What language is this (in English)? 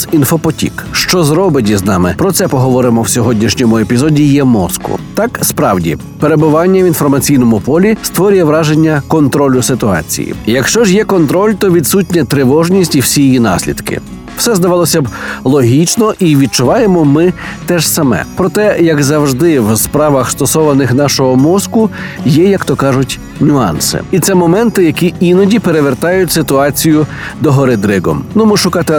Ukrainian